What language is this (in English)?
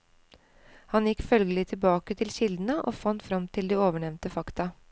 Norwegian